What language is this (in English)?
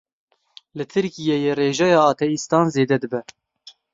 Kurdish